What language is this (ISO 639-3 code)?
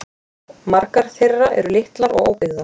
isl